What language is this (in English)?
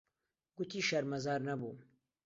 Central Kurdish